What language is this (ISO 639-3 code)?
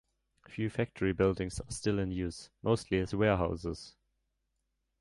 eng